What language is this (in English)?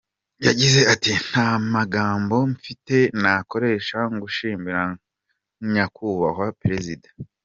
Kinyarwanda